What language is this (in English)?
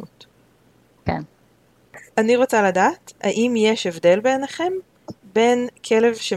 Hebrew